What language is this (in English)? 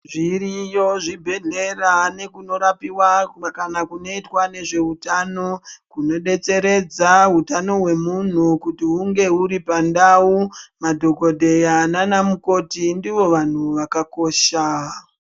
Ndau